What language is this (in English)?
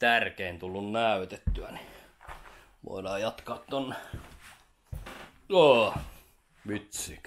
Finnish